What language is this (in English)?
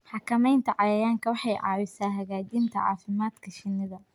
Somali